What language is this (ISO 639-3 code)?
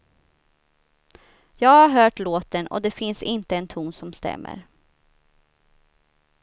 swe